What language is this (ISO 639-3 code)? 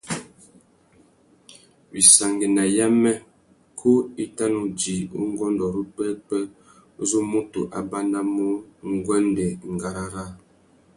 bag